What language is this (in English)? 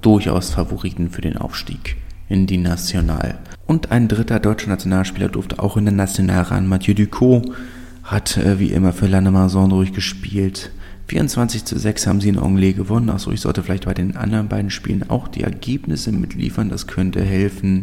German